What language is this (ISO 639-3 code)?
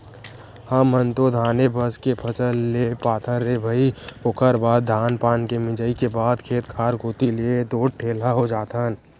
hne